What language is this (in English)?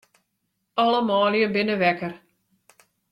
Western Frisian